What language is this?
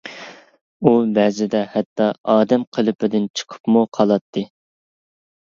Uyghur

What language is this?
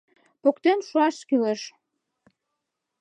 Mari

